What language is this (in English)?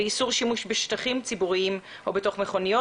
Hebrew